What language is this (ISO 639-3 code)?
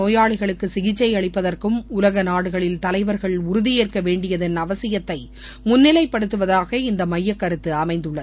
tam